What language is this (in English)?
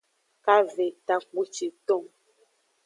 Aja (Benin)